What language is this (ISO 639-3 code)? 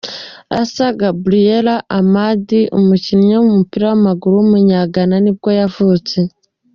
kin